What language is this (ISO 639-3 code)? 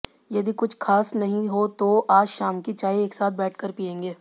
hin